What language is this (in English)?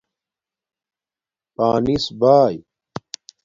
Domaaki